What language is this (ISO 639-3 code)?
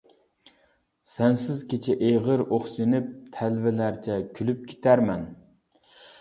uig